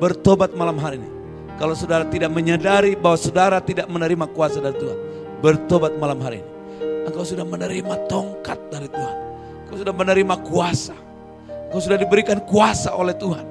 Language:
Indonesian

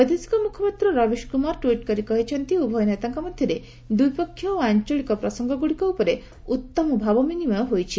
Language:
Odia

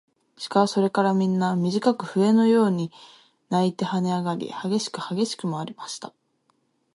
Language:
Japanese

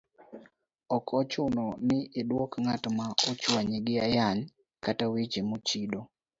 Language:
Luo (Kenya and Tanzania)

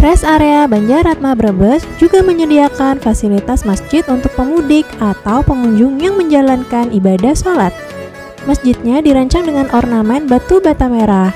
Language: Indonesian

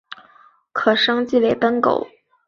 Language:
Chinese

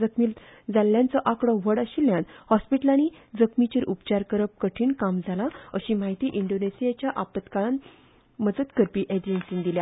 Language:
Konkani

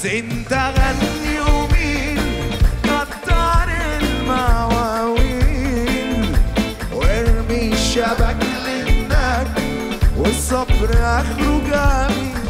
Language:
Arabic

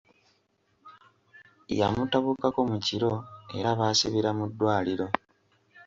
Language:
Ganda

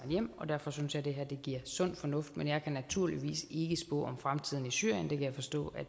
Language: Danish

